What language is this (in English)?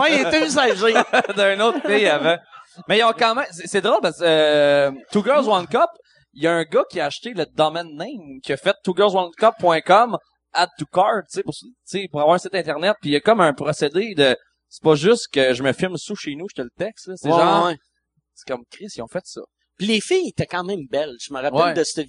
French